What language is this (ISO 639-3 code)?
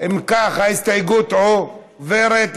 heb